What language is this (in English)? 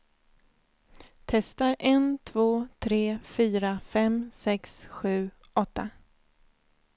Swedish